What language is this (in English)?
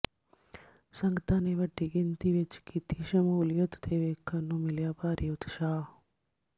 Punjabi